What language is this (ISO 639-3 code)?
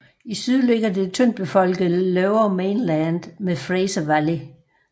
dan